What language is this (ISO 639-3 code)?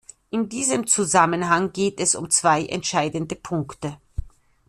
deu